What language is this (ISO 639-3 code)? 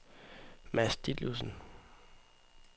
dan